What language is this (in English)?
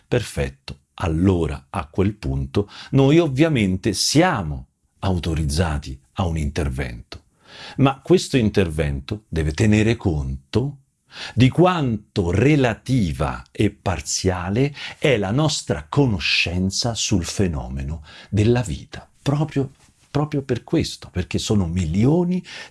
Italian